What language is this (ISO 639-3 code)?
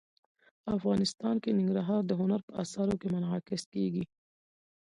pus